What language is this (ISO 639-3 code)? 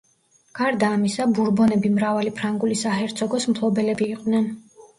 kat